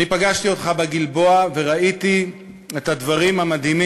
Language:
Hebrew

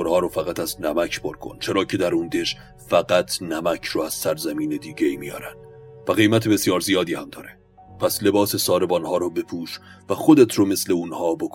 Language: Persian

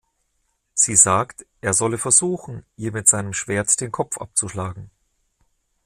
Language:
German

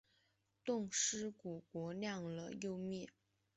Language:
Chinese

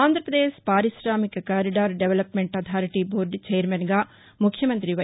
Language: Telugu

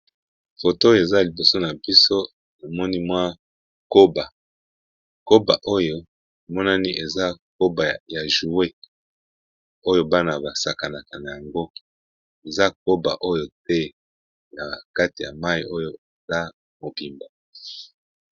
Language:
Lingala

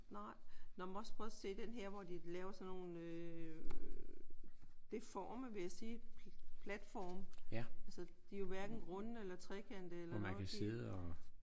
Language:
Danish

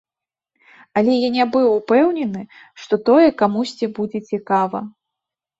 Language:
Belarusian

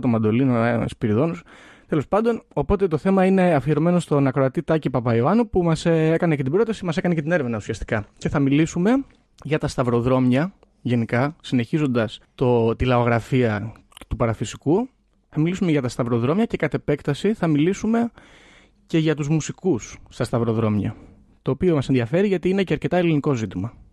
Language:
Greek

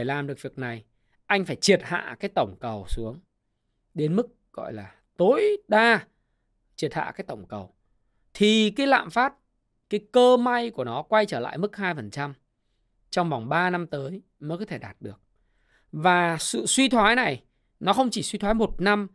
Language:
Vietnamese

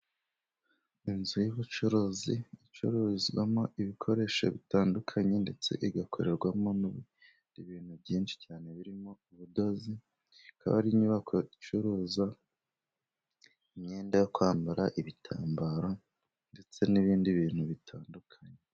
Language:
Kinyarwanda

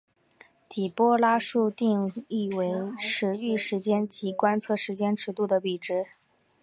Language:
Chinese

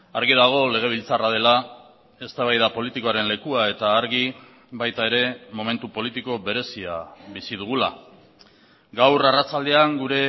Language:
Basque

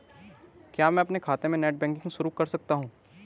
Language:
Hindi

